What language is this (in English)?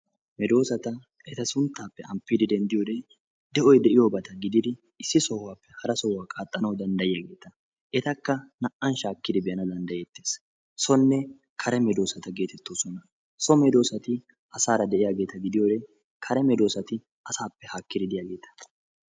Wolaytta